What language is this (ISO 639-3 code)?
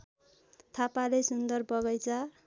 nep